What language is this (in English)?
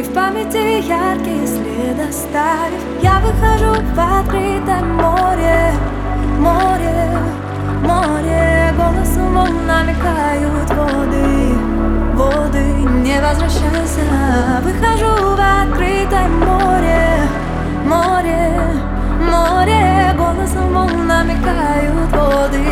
Ukrainian